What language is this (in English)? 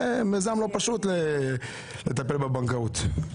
Hebrew